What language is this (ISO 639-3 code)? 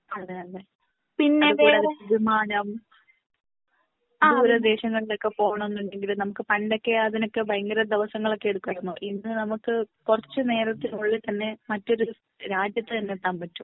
mal